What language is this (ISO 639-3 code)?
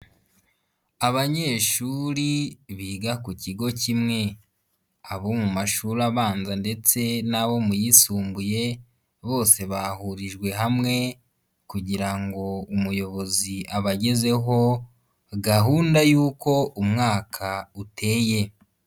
kin